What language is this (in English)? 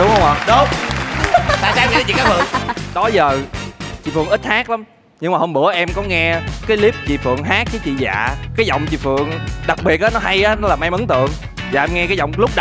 Vietnamese